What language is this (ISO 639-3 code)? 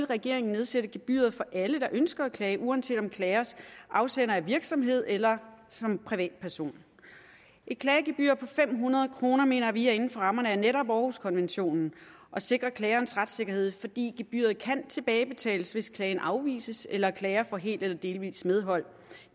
dan